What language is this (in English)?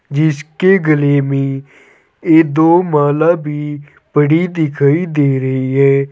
Hindi